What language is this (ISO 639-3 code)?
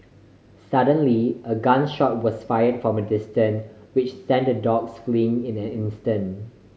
eng